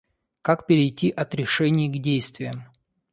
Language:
Russian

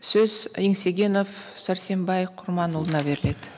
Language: Kazakh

